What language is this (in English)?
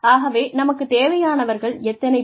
Tamil